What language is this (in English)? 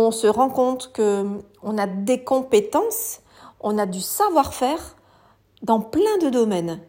French